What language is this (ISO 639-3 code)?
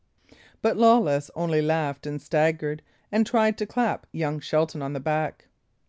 eng